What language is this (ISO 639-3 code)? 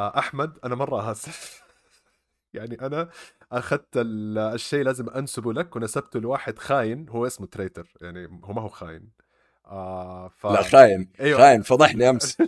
ara